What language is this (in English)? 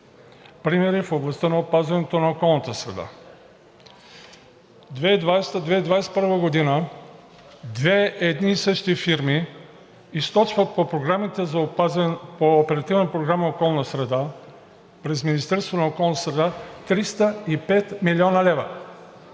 Bulgarian